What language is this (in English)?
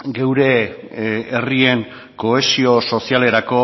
Basque